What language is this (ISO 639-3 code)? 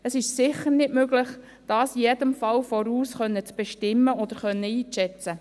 gsw